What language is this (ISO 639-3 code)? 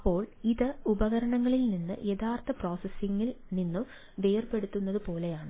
mal